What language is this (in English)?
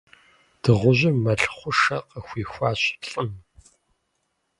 Kabardian